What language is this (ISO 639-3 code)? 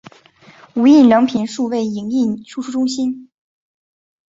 zho